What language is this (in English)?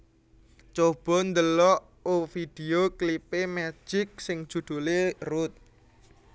Javanese